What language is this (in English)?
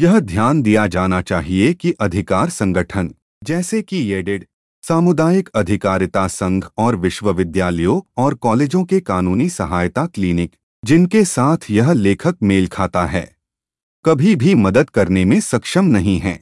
Hindi